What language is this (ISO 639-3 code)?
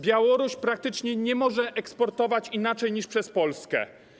pol